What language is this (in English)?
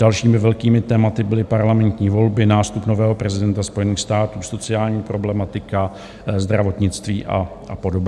Czech